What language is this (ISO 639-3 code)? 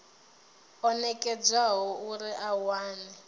ven